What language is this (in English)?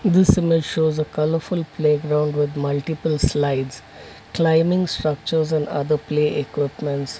English